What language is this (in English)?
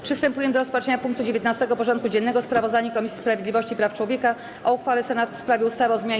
Polish